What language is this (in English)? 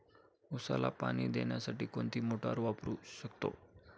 Marathi